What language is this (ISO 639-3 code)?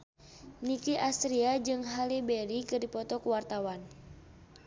sun